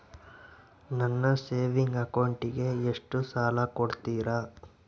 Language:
Kannada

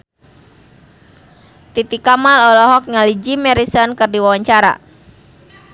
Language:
Sundanese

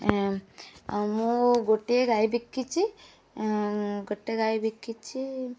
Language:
Odia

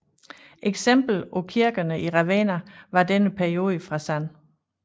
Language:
Danish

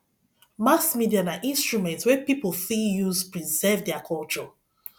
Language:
Nigerian Pidgin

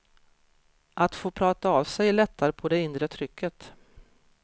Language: Swedish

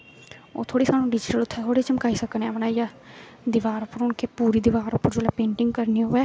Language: Dogri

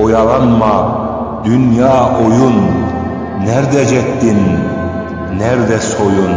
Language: Turkish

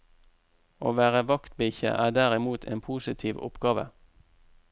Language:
Norwegian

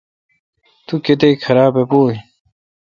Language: Kalkoti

